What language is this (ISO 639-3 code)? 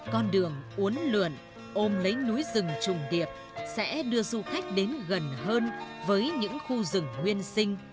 vie